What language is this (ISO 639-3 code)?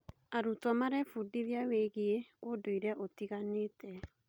kik